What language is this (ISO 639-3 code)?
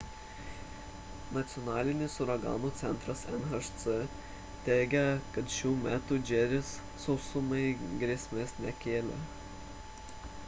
lit